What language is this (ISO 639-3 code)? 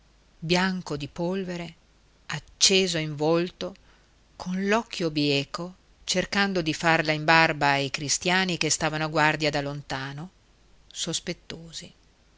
ita